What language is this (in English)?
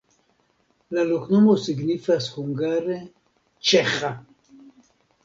Esperanto